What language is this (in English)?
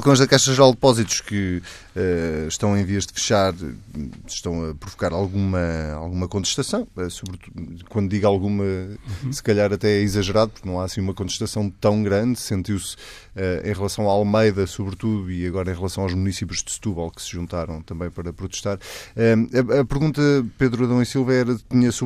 Portuguese